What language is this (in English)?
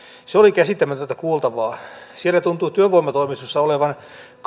Finnish